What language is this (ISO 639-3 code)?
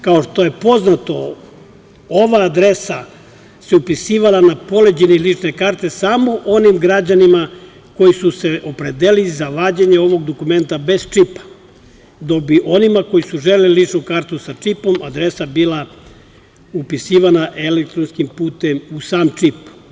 srp